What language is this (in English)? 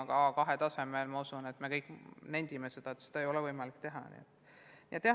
Estonian